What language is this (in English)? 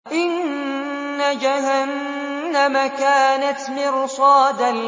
Arabic